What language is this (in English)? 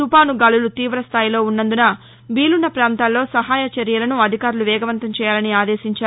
Telugu